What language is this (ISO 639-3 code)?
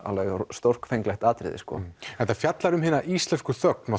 isl